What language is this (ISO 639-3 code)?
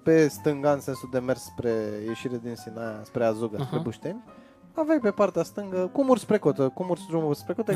ron